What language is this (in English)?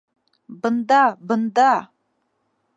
Bashkir